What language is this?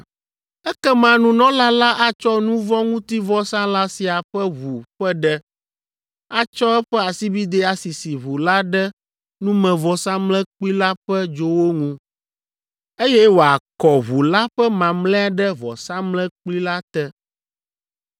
Ewe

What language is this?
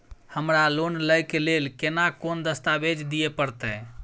Maithili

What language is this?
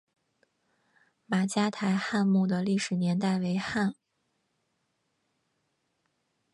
Chinese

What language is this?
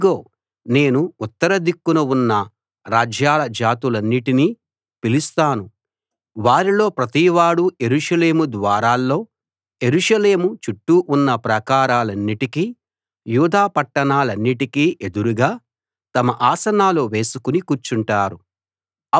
Telugu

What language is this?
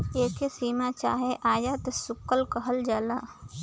Bhojpuri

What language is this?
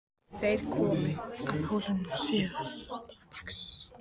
Icelandic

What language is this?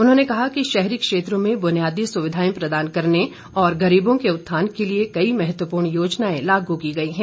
Hindi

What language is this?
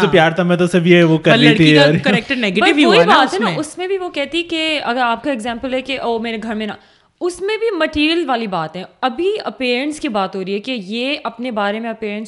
Urdu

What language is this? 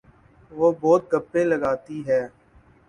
Urdu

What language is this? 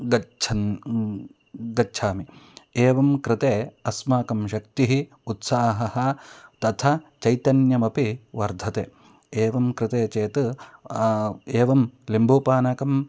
Sanskrit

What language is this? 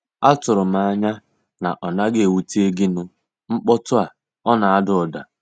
Igbo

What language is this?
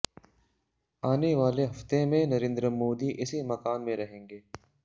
Hindi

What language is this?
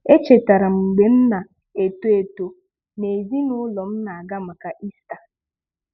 Igbo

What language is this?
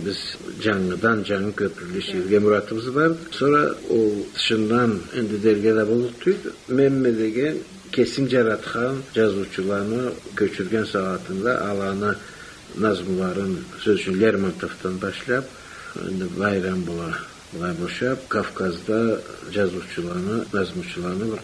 Turkish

